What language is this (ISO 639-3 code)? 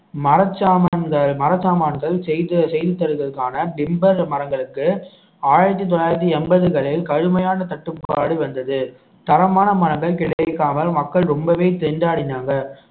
tam